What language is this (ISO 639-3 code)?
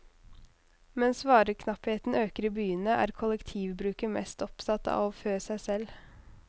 nor